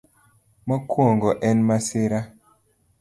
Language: Luo (Kenya and Tanzania)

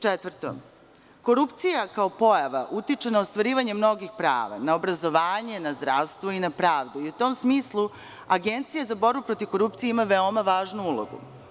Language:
Serbian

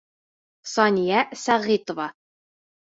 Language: Bashkir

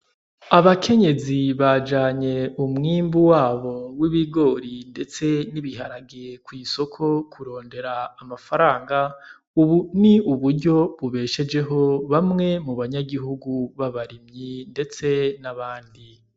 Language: Rundi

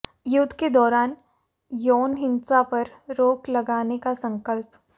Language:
Hindi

